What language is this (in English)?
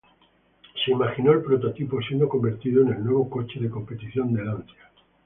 Spanish